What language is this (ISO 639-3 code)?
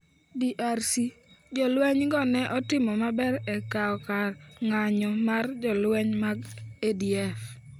luo